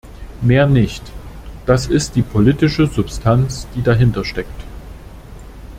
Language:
German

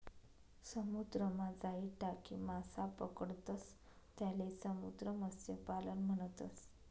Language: Marathi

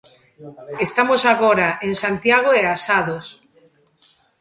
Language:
Galician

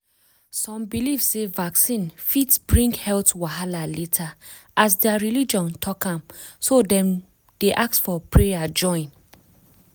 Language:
Nigerian Pidgin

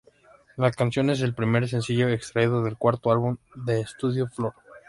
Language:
Spanish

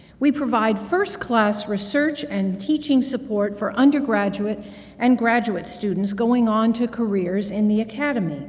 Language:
English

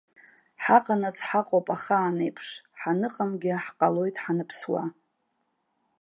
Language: Abkhazian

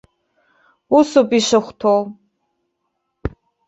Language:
Abkhazian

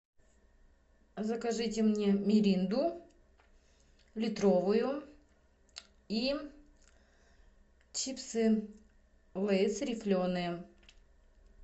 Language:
Russian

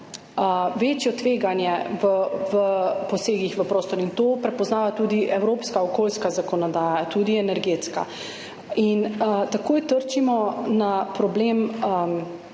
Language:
Slovenian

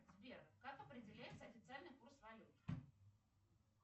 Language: Russian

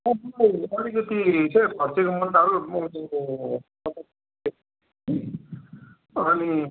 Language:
Nepali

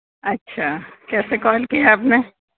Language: Urdu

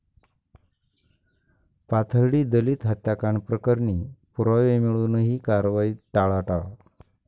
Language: Marathi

